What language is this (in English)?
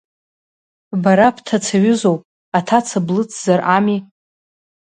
Abkhazian